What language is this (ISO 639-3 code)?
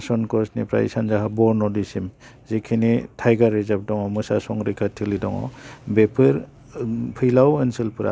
brx